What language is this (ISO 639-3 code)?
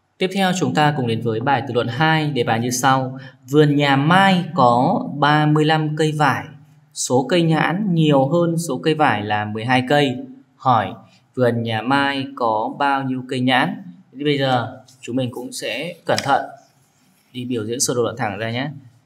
vie